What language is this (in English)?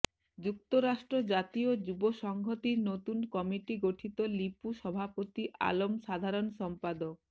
Bangla